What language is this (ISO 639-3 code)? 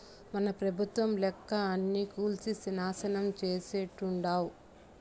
tel